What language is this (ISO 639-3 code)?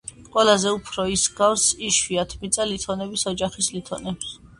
kat